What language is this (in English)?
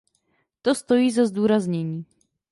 Czech